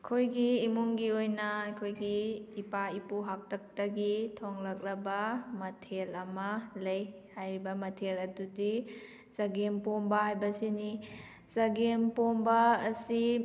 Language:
Manipuri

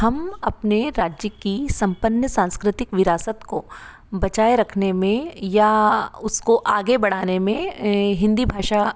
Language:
Hindi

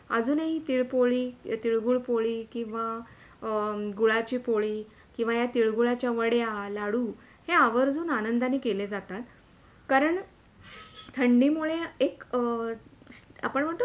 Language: Marathi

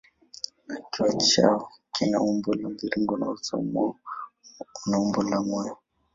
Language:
Swahili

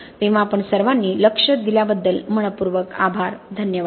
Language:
Marathi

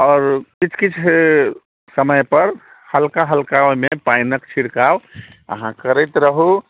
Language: Maithili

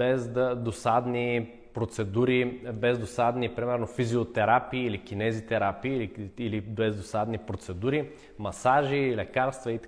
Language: Bulgarian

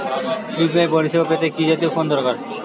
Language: Bangla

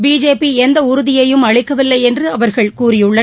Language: Tamil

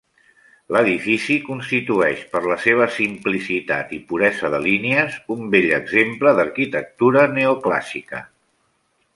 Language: Catalan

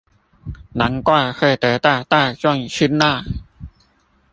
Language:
Chinese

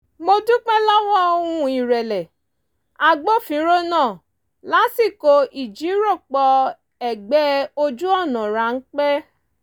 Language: Yoruba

